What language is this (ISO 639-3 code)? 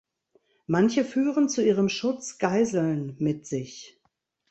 deu